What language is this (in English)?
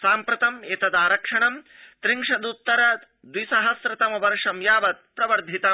Sanskrit